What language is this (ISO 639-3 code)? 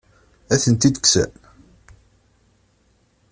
kab